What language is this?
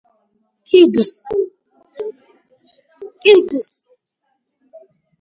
Georgian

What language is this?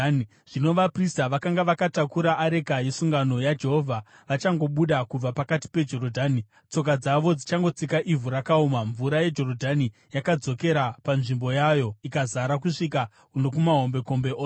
Shona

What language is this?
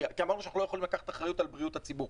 Hebrew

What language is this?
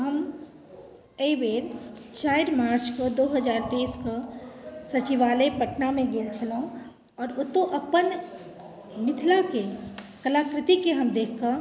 Maithili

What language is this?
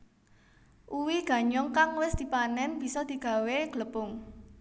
Javanese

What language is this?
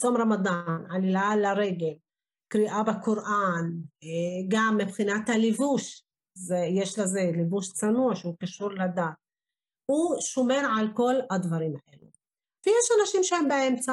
Hebrew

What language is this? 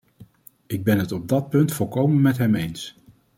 Dutch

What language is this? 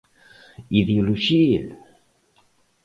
Galician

